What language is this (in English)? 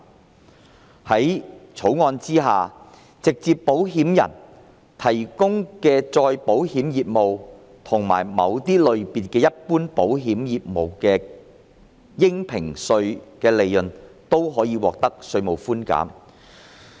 Cantonese